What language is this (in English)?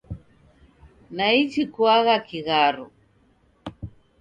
Taita